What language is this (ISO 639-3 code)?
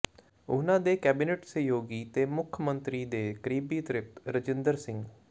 pan